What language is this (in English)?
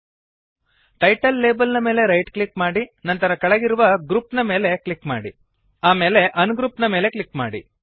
Kannada